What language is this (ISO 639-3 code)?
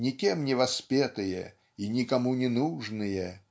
rus